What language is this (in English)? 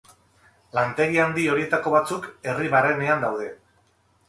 Basque